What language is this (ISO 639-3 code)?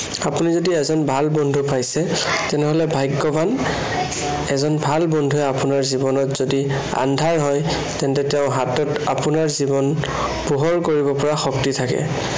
asm